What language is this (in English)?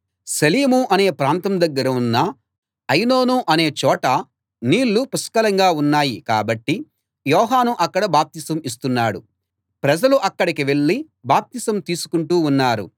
Telugu